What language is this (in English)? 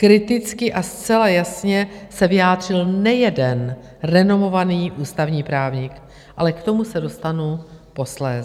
Czech